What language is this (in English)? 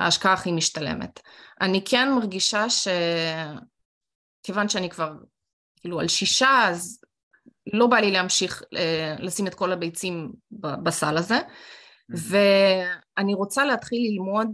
Hebrew